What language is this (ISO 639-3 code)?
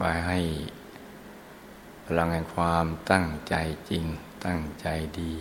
tha